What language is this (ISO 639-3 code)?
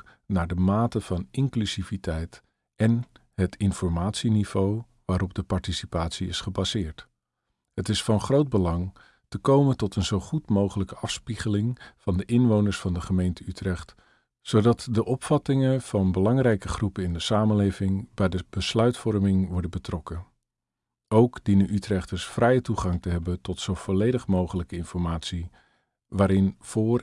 nld